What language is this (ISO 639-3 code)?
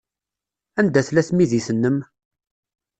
kab